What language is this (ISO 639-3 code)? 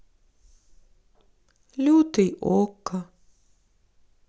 rus